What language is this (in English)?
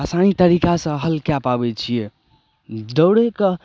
Maithili